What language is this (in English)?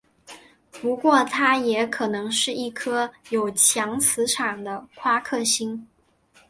Chinese